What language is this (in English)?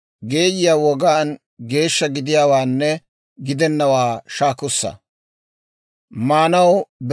Dawro